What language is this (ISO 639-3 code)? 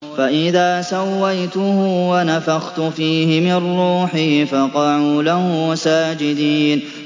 ara